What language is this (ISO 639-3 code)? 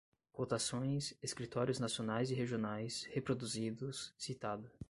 por